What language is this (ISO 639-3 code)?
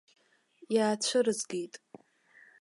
abk